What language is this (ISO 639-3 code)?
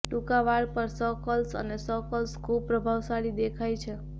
guj